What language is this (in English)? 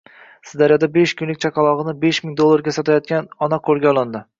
Uzbek